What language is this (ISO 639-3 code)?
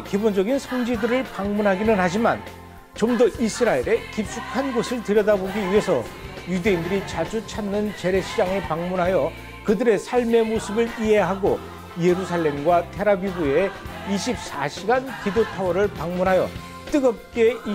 kor